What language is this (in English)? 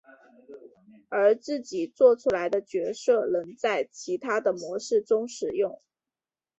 Chinese